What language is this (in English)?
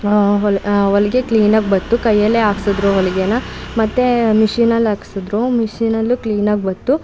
Kannada